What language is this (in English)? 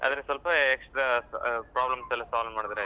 Kannada